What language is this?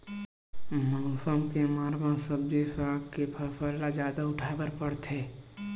Chhattisgarhi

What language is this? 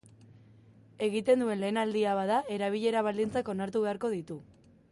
Basque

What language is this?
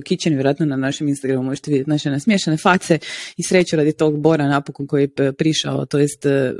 Croatian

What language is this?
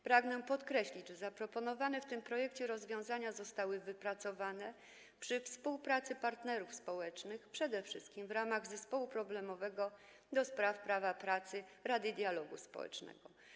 Polish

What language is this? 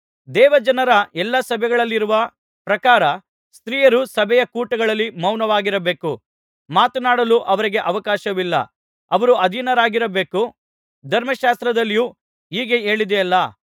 Kannada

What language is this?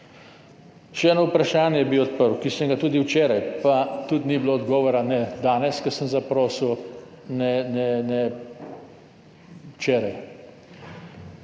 Slovenian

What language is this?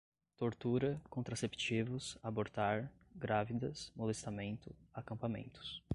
Portuguese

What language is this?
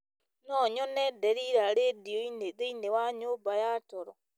Kikuyu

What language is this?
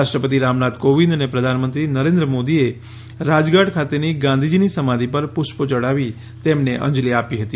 Gujarati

